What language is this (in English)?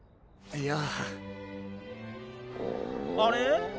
Japanese